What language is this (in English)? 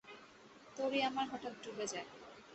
Bangla